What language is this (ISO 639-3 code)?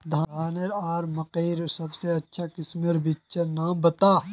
mag